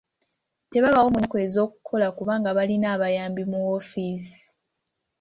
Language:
Ganda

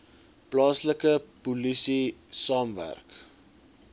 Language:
Afrikaans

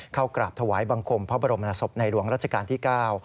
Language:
Thai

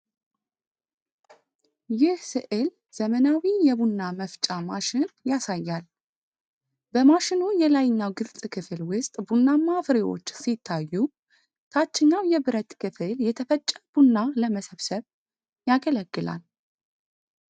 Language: Amharic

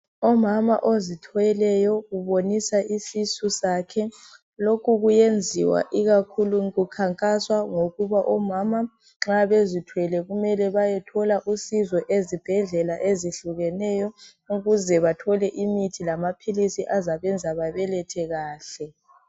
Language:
North Ndebele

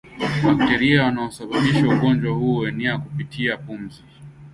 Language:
Swahili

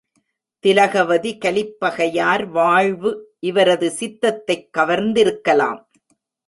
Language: Tamil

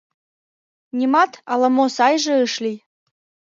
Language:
Mari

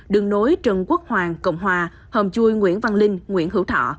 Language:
Vietnamese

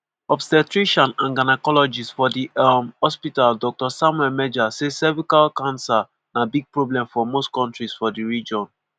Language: Nigerian Pidgin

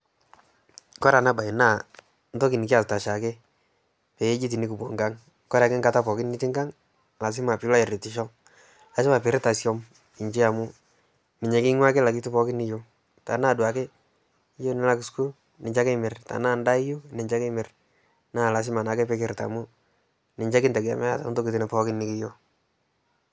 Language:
Masai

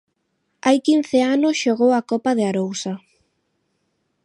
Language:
Galician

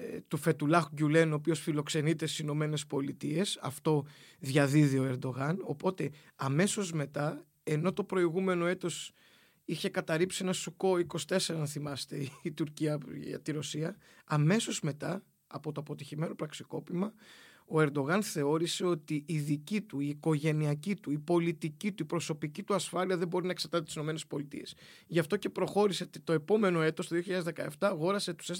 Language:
Greek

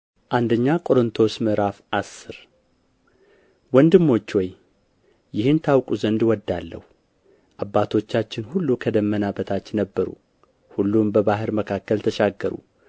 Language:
Amharic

